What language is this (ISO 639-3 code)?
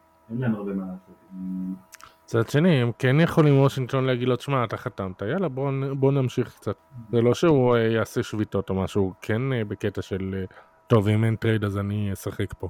heb